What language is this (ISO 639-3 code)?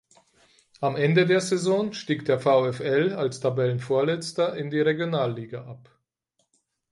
deu